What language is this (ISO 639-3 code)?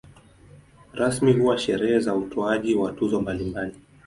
swa